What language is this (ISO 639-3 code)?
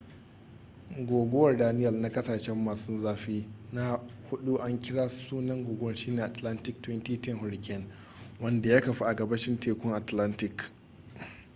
hau